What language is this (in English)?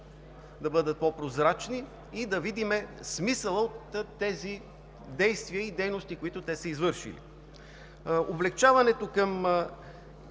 Bulgarian